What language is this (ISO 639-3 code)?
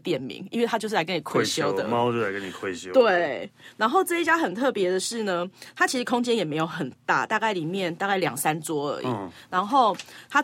zho